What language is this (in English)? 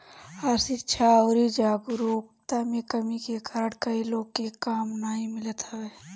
Bhojpuri